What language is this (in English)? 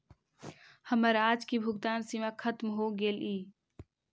Magahi